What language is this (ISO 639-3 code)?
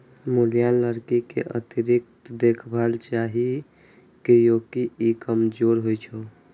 mai